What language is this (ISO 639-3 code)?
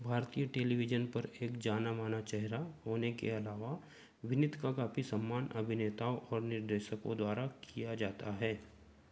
hin